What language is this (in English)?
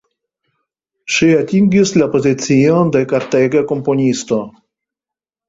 Esperanto